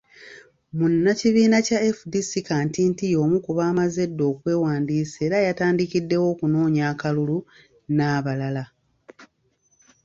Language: Ganda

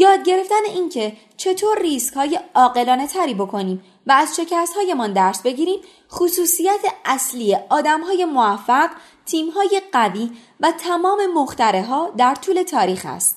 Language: Persian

